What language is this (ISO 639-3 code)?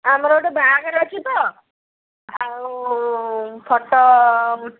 ori